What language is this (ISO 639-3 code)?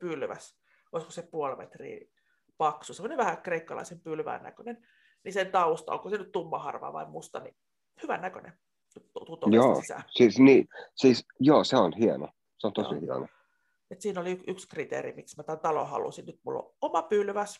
fin